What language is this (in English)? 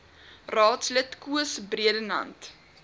Afrikaans